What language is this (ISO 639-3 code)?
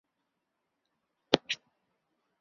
zho